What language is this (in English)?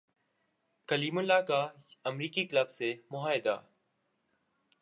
Urdu